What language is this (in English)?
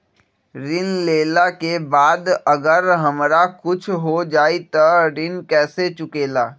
Magahi